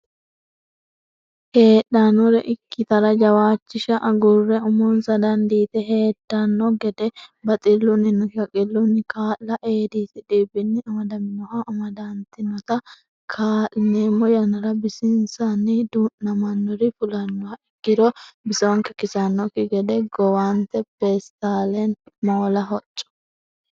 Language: Sidamo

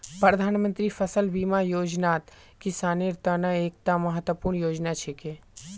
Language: Magahi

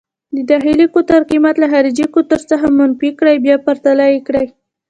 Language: Pashto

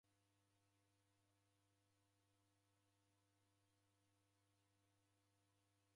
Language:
Taita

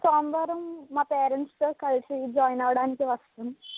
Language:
Telugu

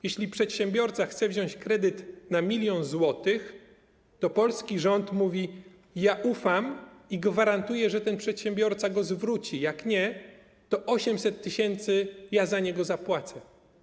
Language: Polish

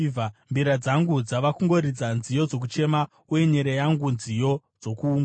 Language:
Shona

